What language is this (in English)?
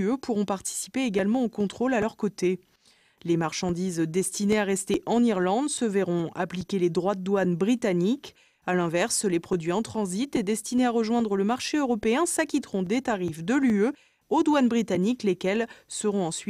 French